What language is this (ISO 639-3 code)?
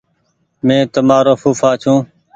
gig